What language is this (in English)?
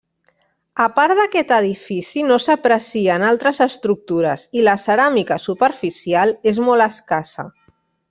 Catalan